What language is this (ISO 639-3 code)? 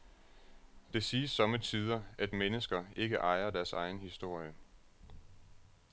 dan